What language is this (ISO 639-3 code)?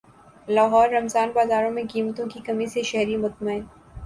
urd